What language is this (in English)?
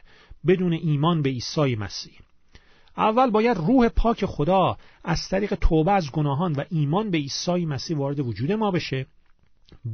Persian